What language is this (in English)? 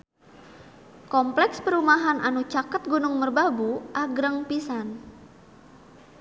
Sundanese